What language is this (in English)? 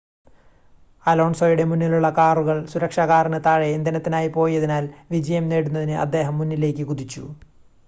Malayalam